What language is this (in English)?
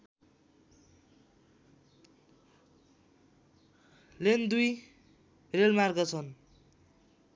Nepali